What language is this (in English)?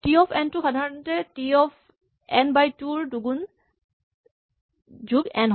Assamese